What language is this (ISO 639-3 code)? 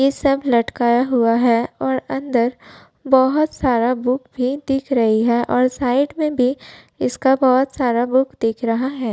hin